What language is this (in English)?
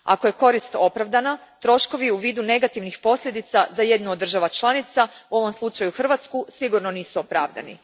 Croatian